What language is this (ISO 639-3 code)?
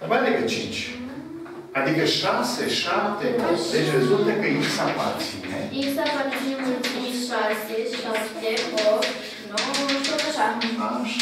ron